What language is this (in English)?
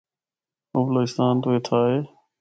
Northern Hindko